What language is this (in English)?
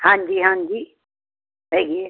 Punjabi